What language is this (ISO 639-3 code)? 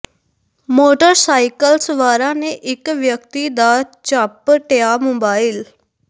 pan